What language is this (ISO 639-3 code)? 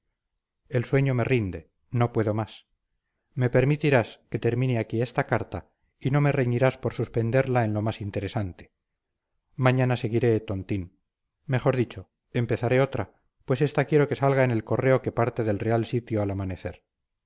spa